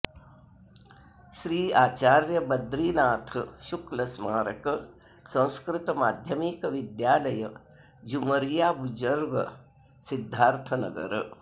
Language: Sanskrit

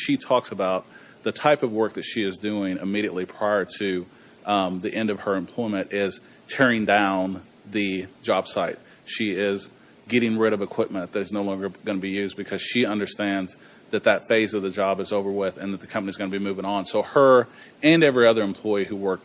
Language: English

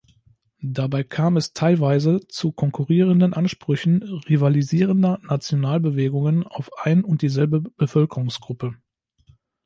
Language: German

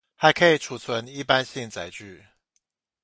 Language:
Chinese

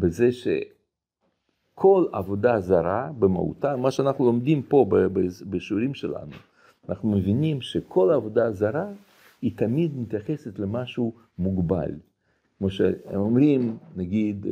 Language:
Hebrew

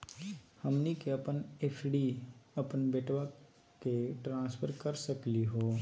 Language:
Magahi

